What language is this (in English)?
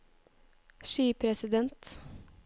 Norwegian